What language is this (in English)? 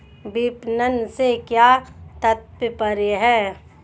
Hindi